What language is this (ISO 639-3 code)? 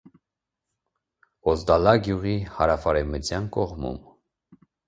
hye